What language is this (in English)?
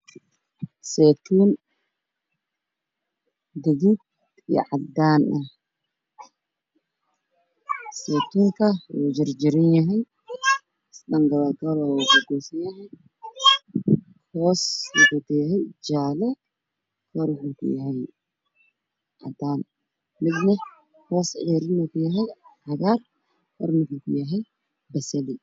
Somali